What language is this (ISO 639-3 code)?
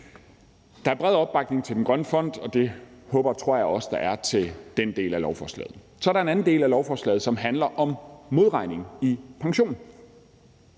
dan